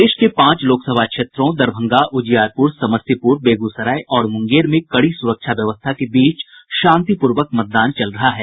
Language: Hindi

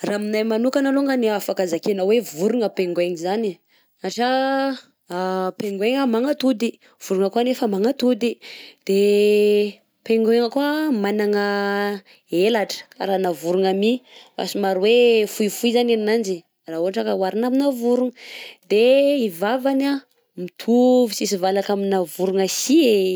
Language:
Southern Betsimisaraka Malagasy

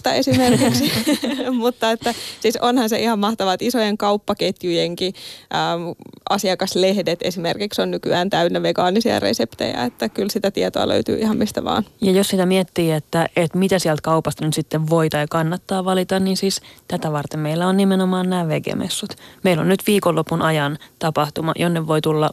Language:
Finnish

